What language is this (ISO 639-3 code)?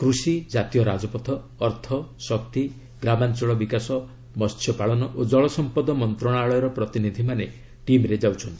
ori